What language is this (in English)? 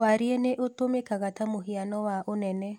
Kikuyu